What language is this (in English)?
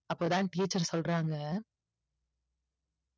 Tamil